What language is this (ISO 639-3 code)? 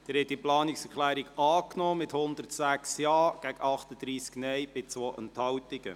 gsw